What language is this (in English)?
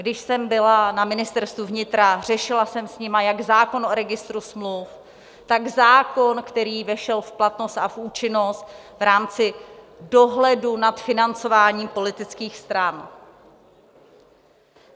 Czech